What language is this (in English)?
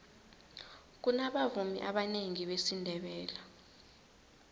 South Ndebele